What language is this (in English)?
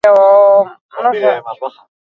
Basque